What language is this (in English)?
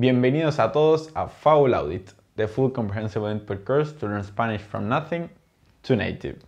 Spanish